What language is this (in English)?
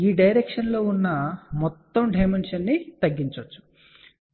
Telugu